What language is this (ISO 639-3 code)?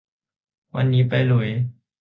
tha